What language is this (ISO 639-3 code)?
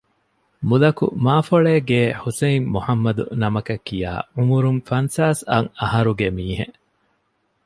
div